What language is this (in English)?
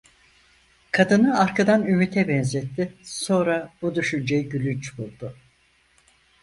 Turkish